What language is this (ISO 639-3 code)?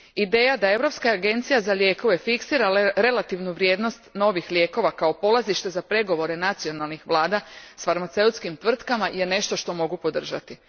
hrv